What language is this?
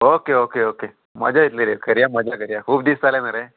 Konkani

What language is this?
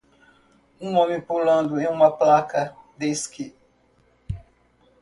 Portuguese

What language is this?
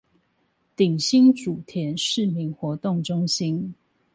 Chinese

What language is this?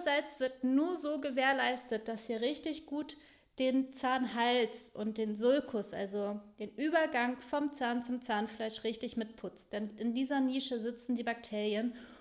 German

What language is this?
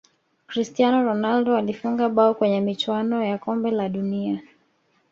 Swahili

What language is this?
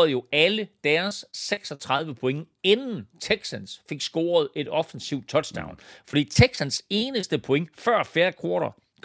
Danish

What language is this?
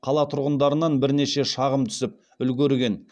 Kazakh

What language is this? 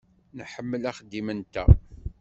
Kabyle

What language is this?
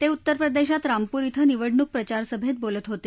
Marathi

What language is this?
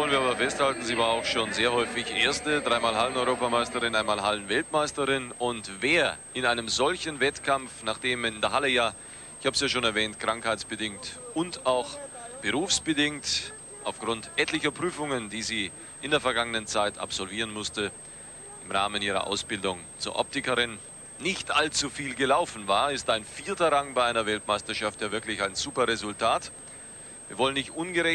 German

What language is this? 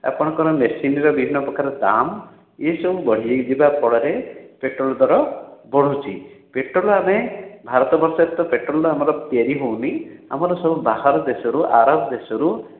Odia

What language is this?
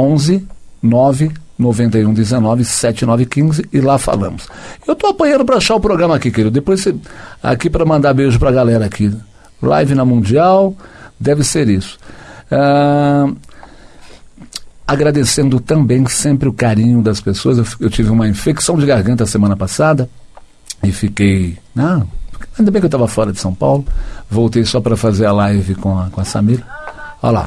Portuguese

